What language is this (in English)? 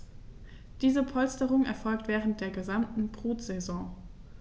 German